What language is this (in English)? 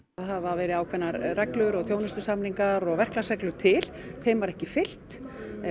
Icelandic